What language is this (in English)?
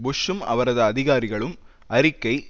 Tamil